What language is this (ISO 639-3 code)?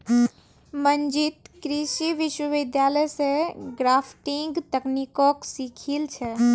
mag